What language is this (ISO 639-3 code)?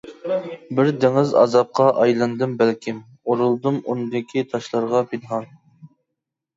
uig